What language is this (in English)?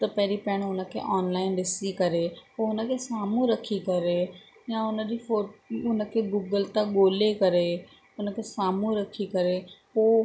Sindhi